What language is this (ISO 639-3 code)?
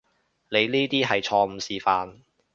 yue